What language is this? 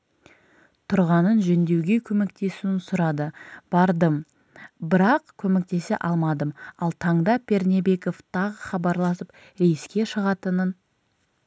Kazakh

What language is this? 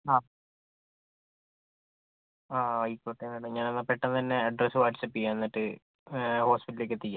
Malayalam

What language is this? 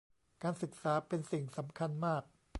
Thai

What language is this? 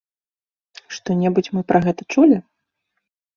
Belarusian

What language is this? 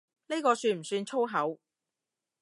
Cantonese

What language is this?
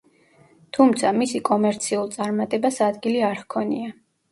Georgian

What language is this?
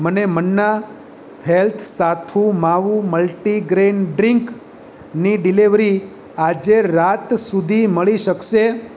Gujarati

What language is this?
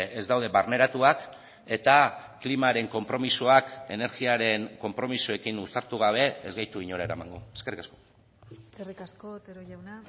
Basque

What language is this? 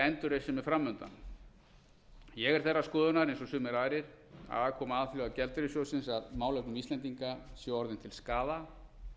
Icelandic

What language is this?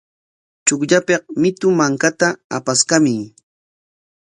Corongo Ancash Quechua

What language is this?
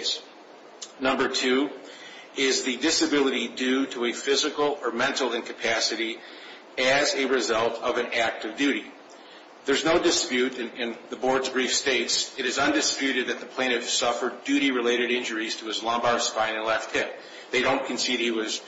English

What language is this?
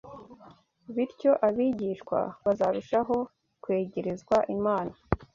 Kinyarwanda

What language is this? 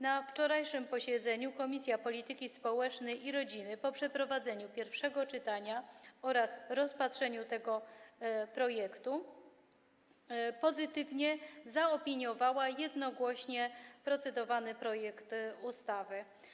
Polish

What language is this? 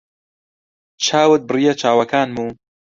Central Kurdish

